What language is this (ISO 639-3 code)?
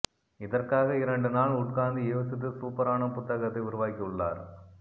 tam